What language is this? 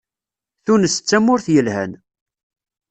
Kabyle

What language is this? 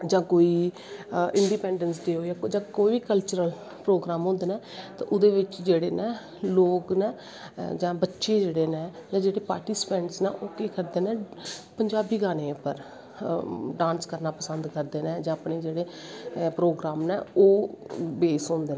Dogri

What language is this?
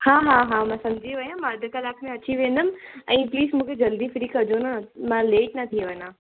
Sindhi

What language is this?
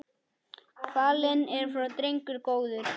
Icelandic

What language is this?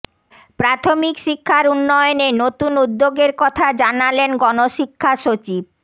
Bangla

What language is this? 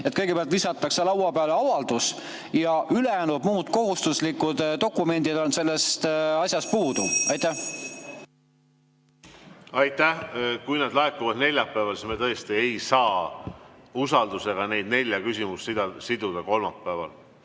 Estonian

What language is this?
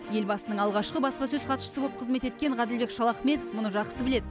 Kazakh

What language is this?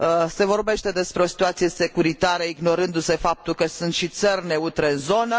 Romanian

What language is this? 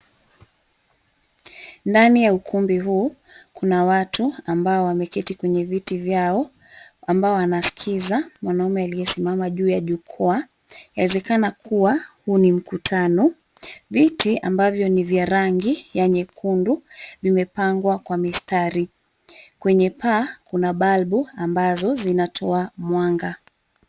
Swahili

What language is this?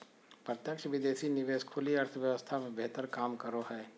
Magahi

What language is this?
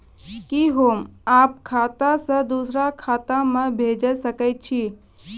Maithili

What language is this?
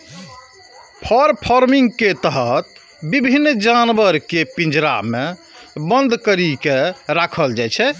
Maithili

